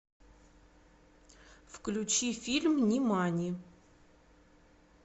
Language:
Russian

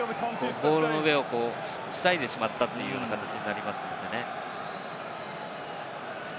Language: Japanese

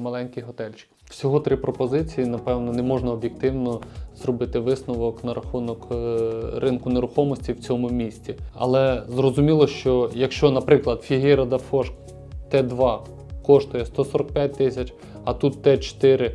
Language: Ukrainian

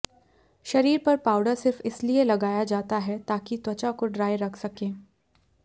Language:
Hindi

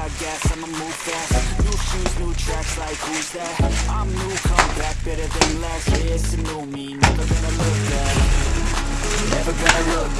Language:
English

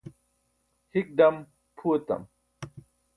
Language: Burushaski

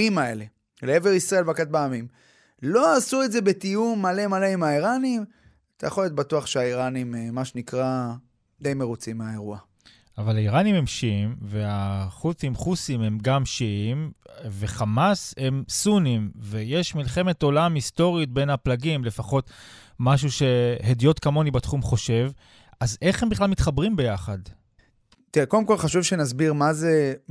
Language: Hebrew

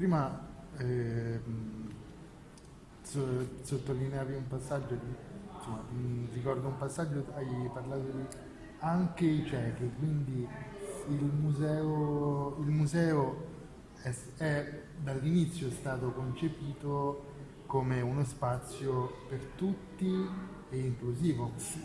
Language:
Italian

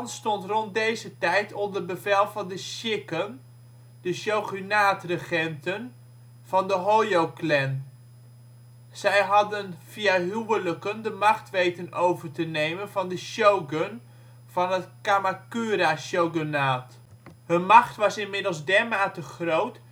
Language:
Dutch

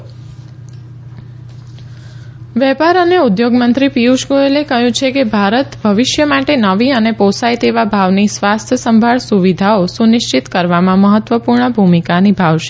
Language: Gujarati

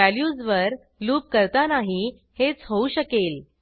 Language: Marathi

